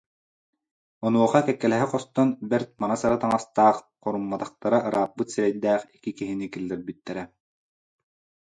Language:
Yakut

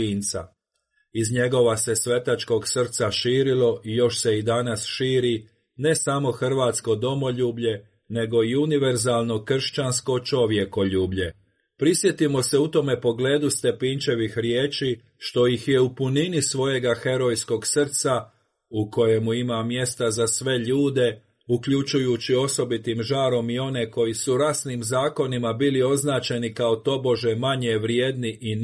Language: Croatian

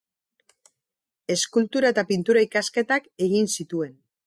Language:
Basque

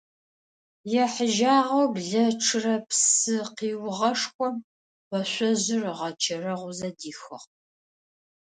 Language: Adyghe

